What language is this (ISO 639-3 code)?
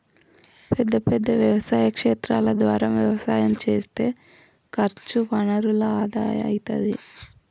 tel